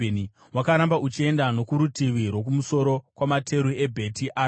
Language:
Shona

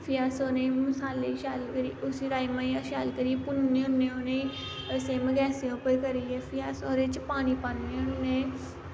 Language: Dogri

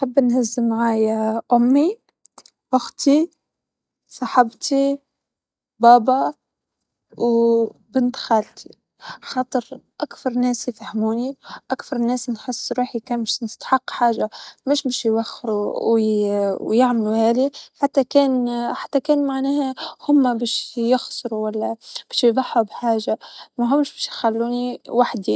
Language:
Tunisian Arabic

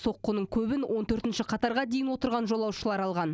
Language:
Kazakh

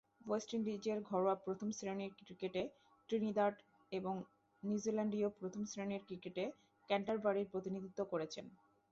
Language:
Bangla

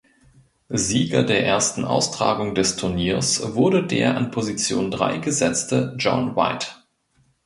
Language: German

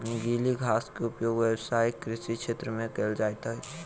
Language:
Maithili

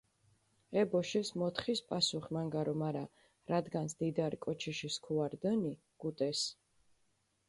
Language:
Mingrelian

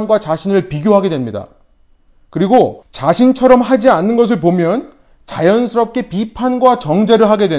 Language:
Korean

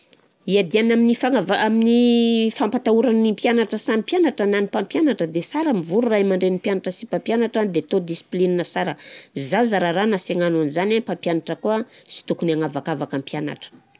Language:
Southern Betsimisaraka Malagasy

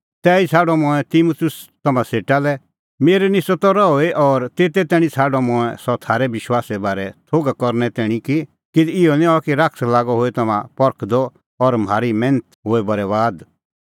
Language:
Kullu Pahari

